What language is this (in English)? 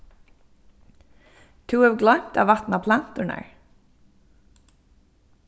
Faroese